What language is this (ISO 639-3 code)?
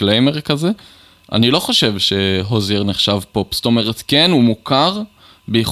heb